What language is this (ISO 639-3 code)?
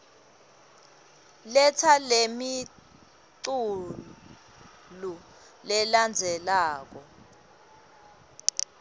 ssw